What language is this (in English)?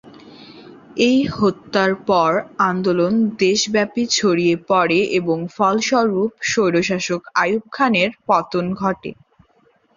Bangla